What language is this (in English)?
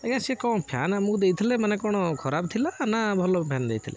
Odia